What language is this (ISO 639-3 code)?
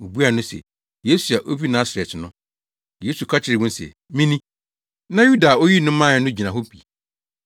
aka